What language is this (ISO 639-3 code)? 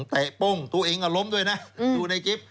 tha